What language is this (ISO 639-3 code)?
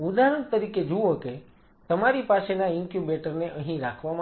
guj